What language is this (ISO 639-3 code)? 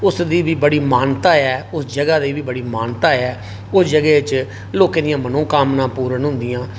doi